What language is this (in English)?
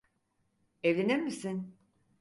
Turkish